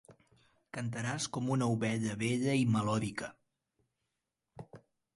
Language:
Catalan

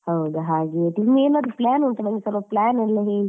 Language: Kannada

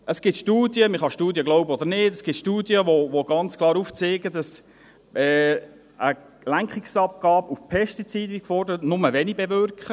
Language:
Swiss German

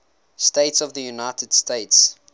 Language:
English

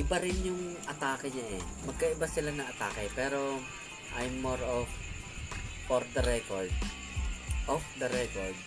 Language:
Filipino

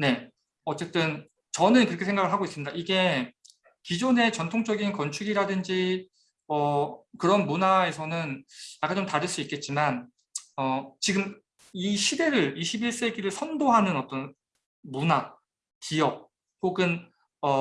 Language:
Korean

